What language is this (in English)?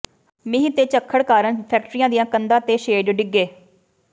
Punjabi